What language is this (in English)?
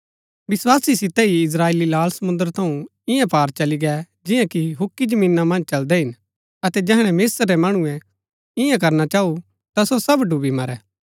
Gaddi